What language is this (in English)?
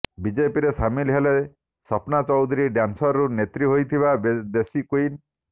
Odia